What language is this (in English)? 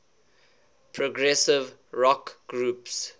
English